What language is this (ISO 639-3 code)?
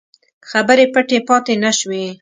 pus